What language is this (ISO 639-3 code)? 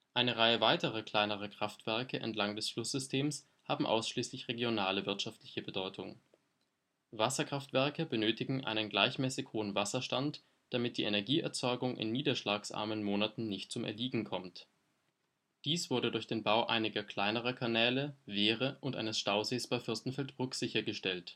deu